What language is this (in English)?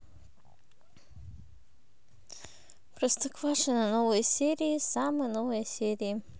Russian